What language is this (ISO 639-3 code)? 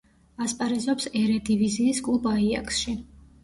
kat